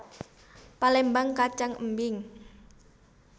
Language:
Javanese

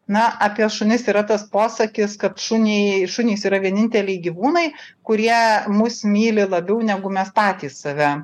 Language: Lithuanian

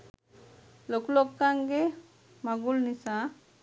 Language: Sinhala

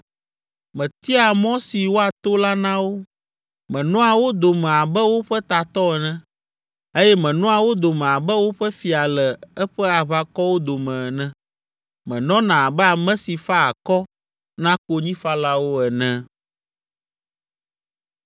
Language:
Ewe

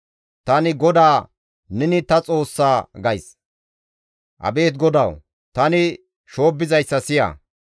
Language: Gamo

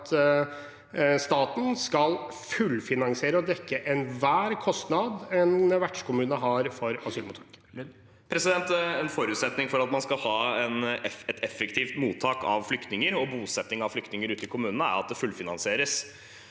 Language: Norwegian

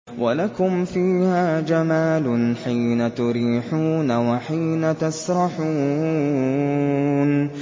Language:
Arabic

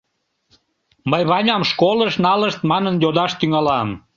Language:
Mari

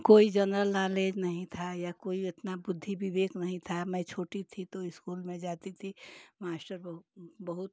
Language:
Hindi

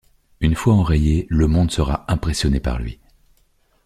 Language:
French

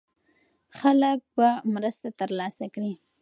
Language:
Pashto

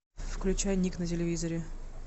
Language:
Russian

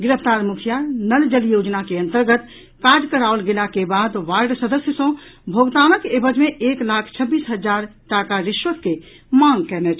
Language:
Maithili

